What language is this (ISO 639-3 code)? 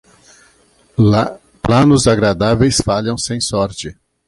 por